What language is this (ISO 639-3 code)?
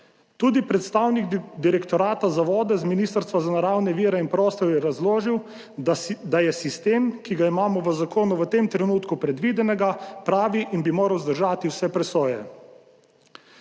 slv